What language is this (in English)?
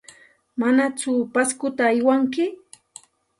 Santa Ana de Tusi Pasco Quechua